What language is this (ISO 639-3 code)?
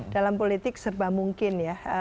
ind